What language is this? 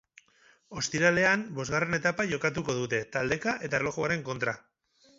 Basque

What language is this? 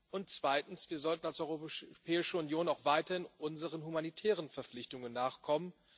German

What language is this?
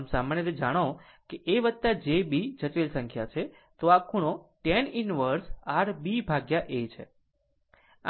Gujarati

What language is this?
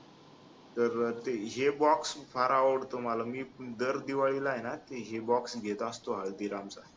Marathi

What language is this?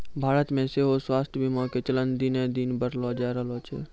Maithili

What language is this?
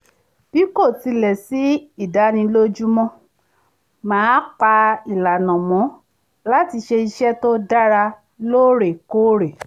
Yoruba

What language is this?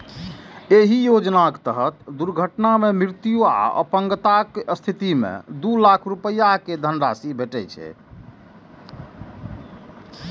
Maithili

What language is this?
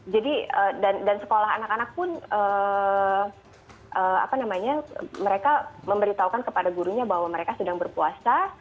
Indonesian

